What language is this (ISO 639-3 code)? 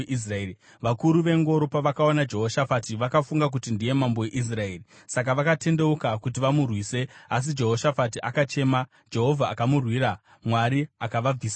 sna